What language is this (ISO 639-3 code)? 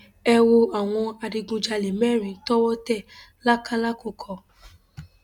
yor